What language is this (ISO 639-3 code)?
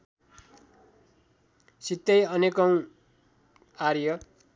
nep